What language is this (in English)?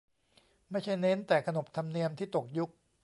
Thai